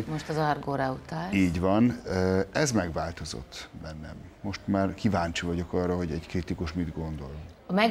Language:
Hungarian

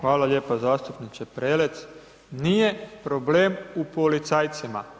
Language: Croatian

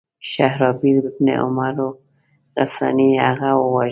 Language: Pashto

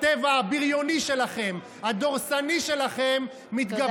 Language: Hebrew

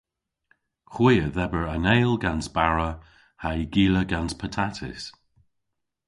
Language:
Cornish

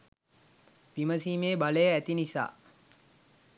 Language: Sinhala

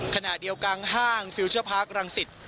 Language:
Thai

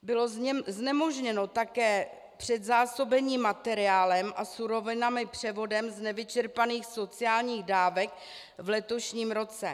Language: Czech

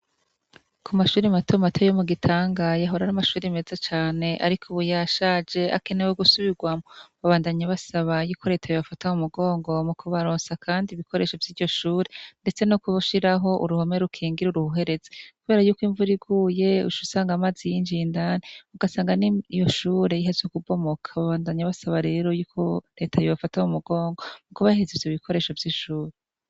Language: Rundi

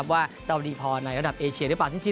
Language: Thai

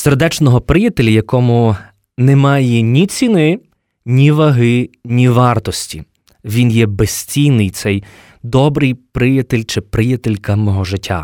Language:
Ukrainian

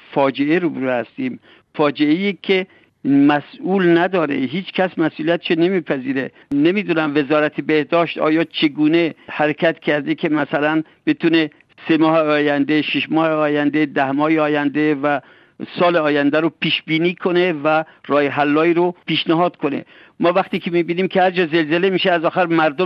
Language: Persian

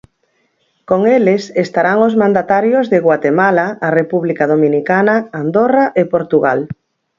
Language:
Galician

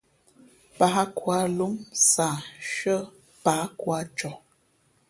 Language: Fe'fe'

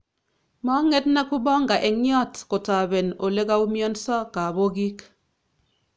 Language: Kalenjin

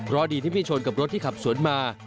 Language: Thai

